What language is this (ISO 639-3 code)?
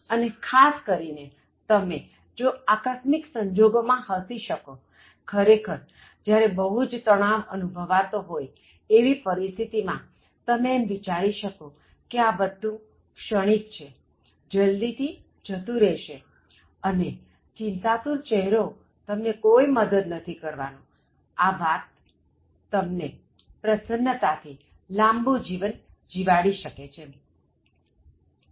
guj